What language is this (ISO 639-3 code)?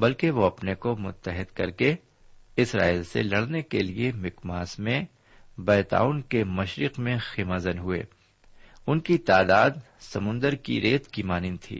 urd